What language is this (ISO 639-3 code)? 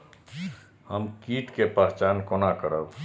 mai